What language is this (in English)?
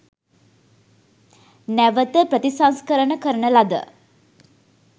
Sinhala